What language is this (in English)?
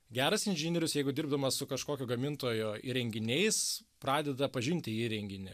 Lithuanian